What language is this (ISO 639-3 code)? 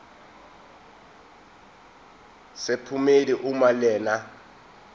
zul